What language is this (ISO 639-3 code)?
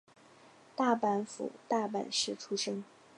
zho